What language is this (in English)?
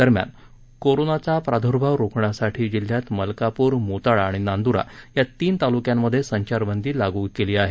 Marathi